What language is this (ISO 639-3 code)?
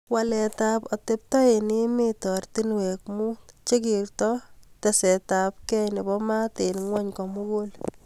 kln